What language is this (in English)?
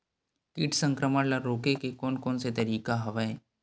Chhattisgarhi